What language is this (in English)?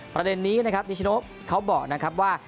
Thai